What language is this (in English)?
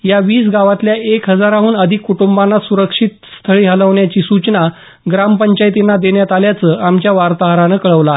Marathi